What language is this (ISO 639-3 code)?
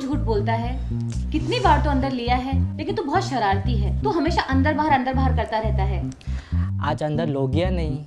hin